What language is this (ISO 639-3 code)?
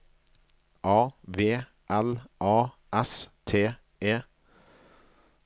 nor